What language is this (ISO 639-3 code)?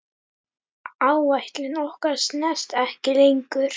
isl